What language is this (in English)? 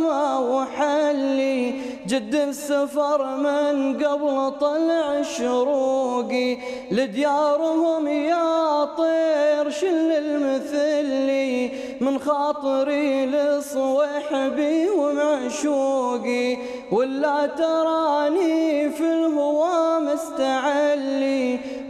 Arabic